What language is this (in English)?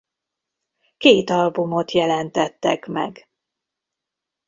Hungarian